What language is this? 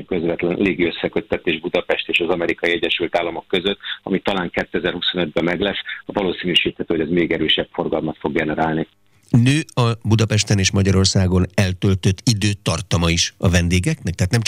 Hungarian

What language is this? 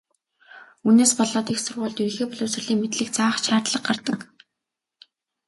Mongolian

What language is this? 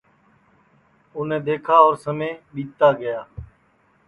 Sansi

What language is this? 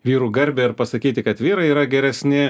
Lithuanian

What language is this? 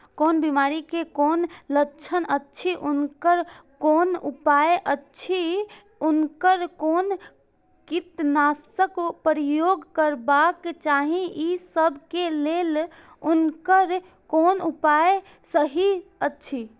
Maithili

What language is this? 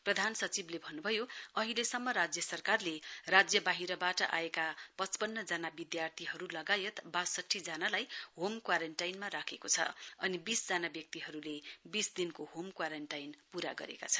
Nepali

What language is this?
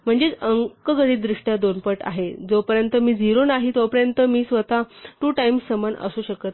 Marathi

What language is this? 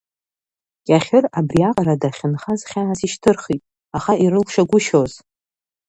Abkhazian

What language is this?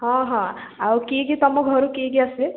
Odia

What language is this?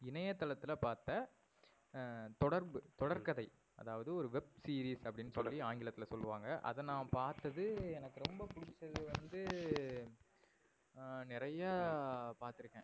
Tamil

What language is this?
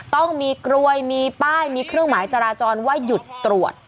Thai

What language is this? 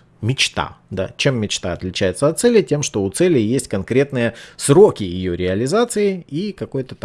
Russian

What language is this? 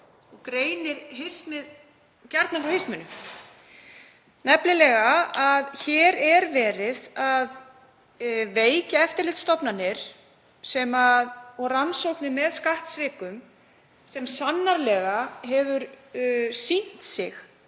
Icelandic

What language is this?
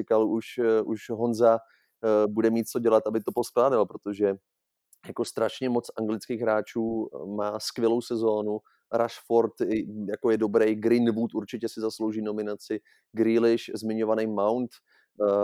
Czech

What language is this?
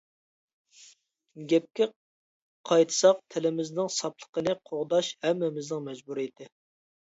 Uyghur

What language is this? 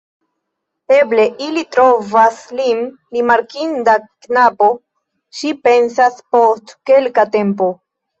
Esperanto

